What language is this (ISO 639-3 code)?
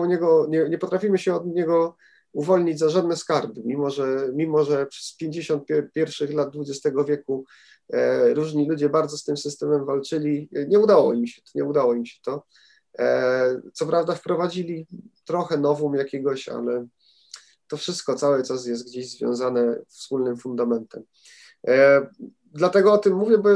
pol